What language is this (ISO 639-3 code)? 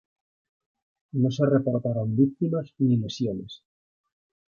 spa